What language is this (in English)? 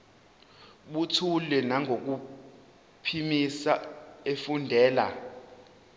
Zulu